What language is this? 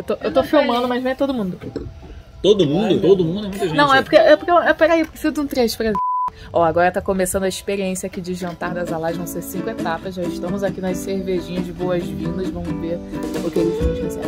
Portuguese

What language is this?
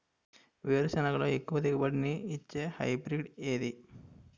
Telugu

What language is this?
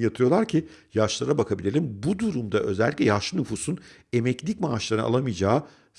Turkish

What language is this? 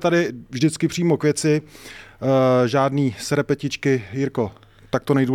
Czech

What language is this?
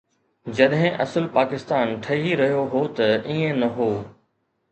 Sindhi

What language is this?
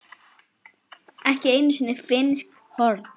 Icelandic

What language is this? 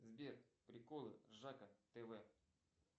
Russian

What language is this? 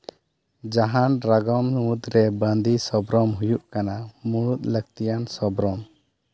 Santali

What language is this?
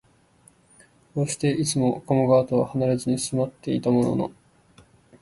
Japanese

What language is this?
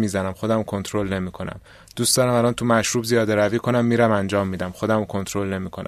Persian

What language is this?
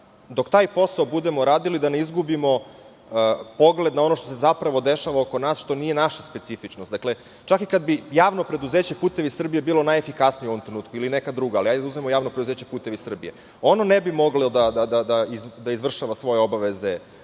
Serbian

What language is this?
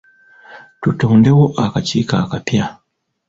Ganda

